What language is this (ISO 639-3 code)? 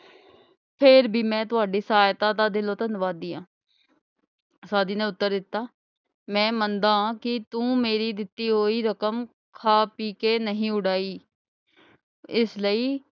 pan